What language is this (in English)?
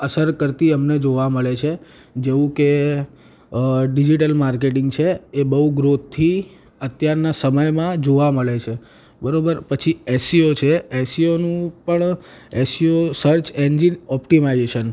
Gujarati